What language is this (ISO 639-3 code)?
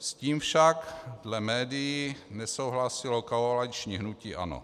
ces